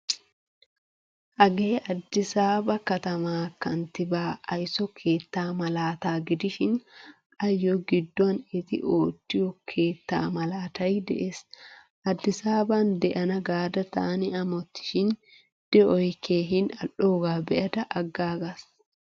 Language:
Wolaytta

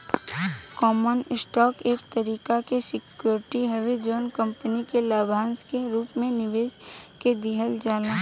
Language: Bhojpuri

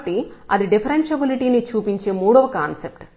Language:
Telugu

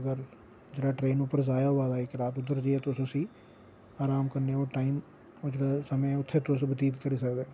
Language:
Dogri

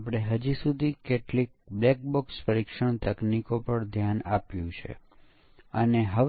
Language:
Gujarati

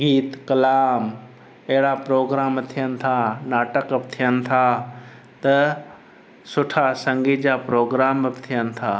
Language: Sindhi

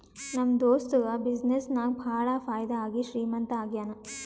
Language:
Kannada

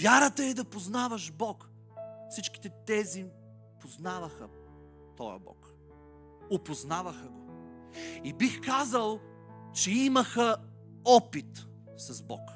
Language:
Bulgarian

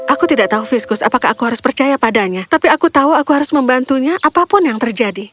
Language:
Indonesian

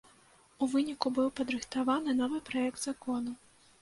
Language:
Belarusian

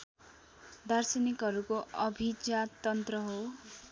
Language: Nepali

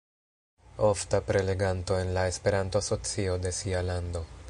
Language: Esperanto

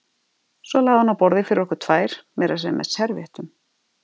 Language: Icelandic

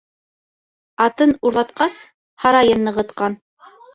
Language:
Bashkir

